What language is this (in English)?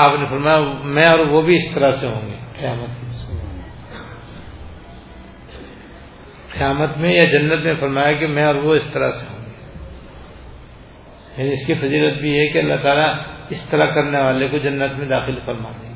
Urdu